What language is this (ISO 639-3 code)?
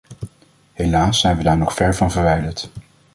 nld